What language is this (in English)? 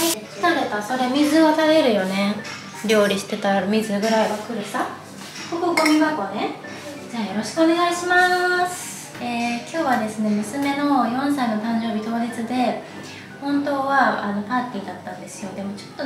Japanese